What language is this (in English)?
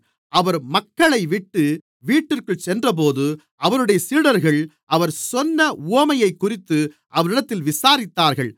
Tamil